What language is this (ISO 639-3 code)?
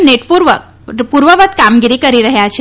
guj